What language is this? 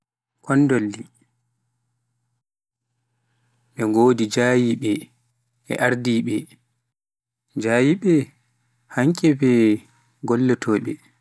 Pular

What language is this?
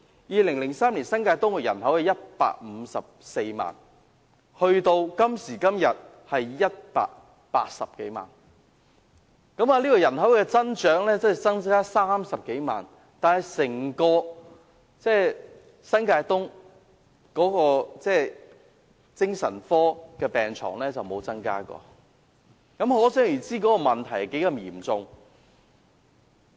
Cantonese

